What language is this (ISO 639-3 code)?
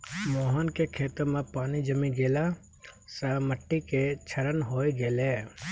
mai